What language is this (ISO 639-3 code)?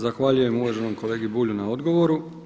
hrv